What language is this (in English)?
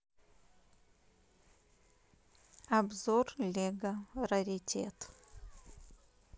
Russian